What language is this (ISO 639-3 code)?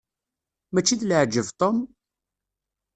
kab